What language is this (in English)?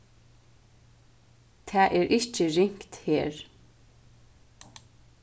Faroese